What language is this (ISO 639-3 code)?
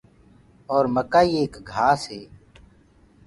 ggg